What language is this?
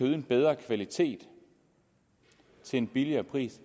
Danish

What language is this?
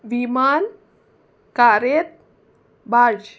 Konkani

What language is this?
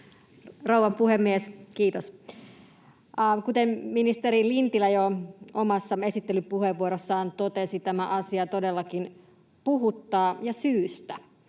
Finnish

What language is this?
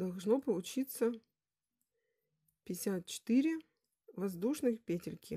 Russian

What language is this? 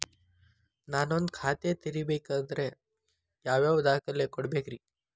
Kannada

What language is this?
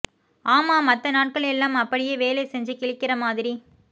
Tamil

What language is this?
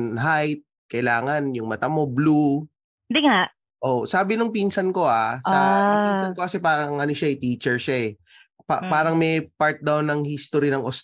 Filipino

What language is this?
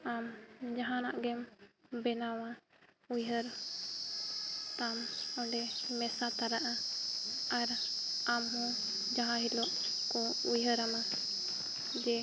Santali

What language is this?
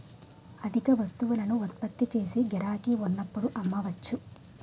Telugu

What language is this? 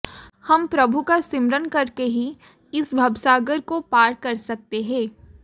Hindi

